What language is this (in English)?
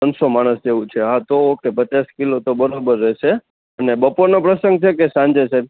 Gujarati